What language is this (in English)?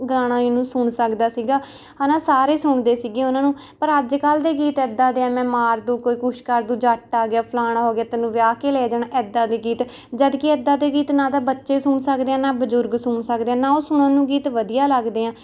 Punjabi